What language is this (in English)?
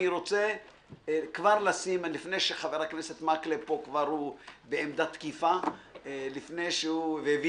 Hebrew